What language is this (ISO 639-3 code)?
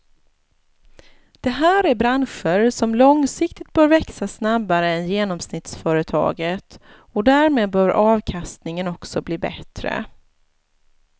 swe